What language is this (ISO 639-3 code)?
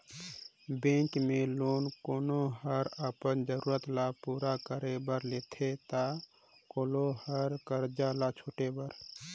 hne